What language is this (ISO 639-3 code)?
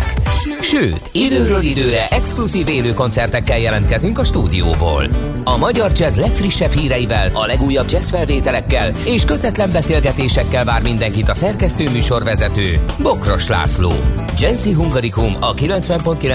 hun